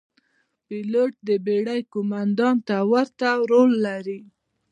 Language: Pashto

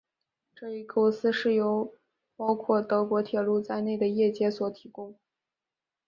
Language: Chinese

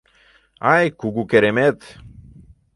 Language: Mari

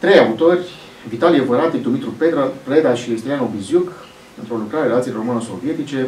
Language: Romanian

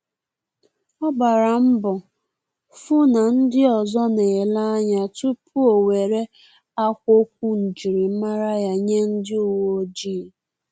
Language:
Igbo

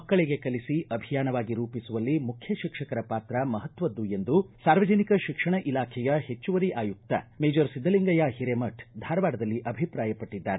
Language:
Kannada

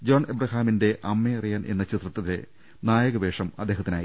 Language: Malayalam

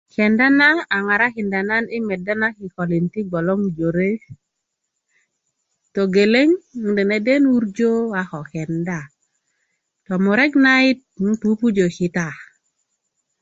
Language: Kuku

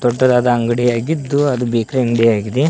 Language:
Kannada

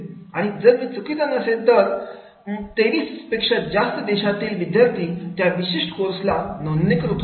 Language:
Marathi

